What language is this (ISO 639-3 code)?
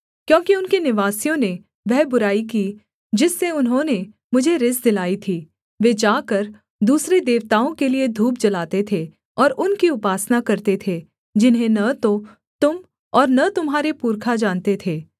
hin